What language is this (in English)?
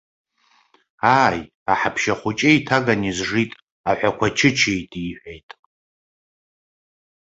Abkhazian